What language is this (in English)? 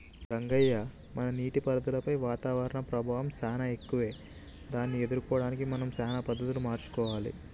Telugu